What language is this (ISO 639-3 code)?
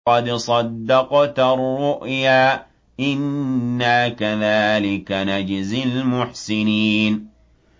ara